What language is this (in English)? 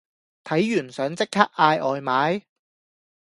Cantonese